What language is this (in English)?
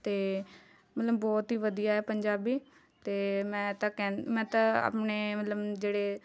Punjabi